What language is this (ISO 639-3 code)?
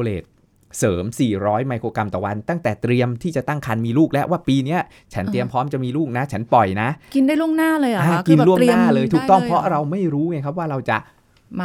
tha